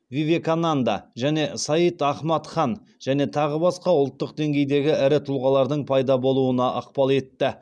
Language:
Kazakh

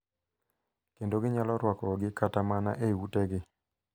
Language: Luo (Kenya and Tanzania)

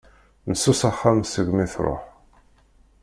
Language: Kabyle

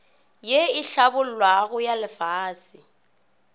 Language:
Northern Sotho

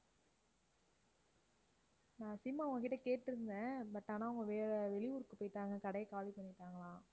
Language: Tamil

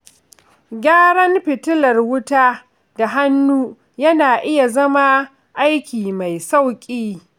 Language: Hausa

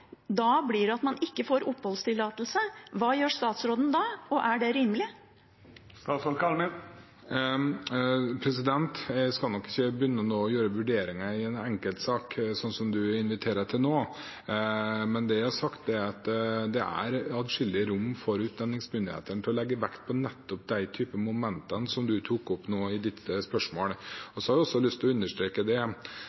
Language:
Norwegian Bokmål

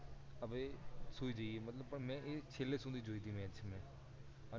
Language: Gujarati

